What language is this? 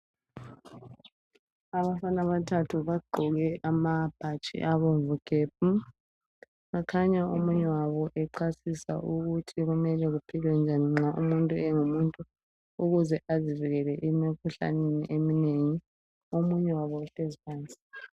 North Ndebele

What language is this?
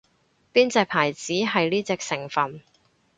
Cantonese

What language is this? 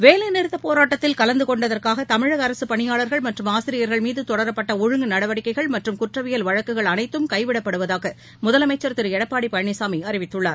Tamil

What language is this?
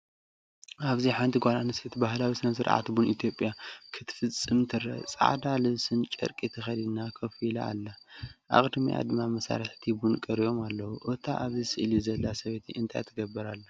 Tigrinya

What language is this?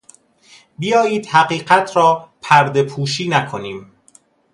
Persian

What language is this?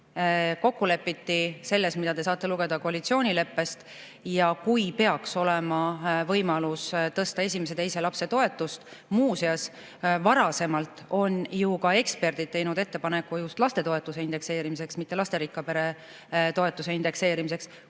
Estonian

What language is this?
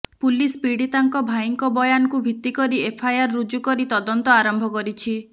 Odia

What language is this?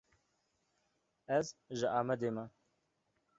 Kurdish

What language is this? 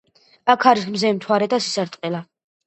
Georgian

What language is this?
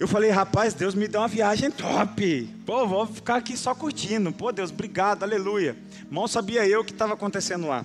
Portuguese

